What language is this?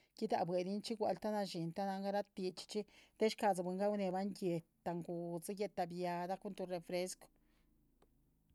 Chichicapan Zapotec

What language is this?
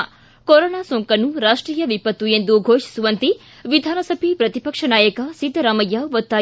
Kannada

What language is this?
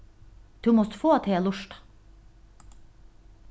Faroese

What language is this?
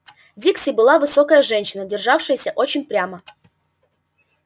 Russian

